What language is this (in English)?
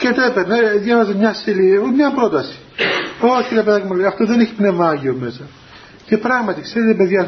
Greek